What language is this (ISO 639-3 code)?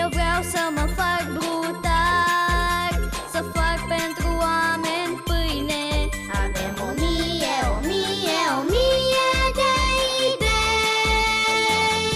ron